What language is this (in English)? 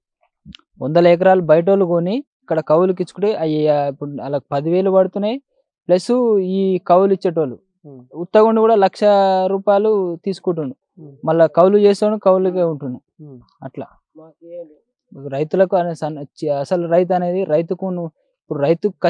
Hindi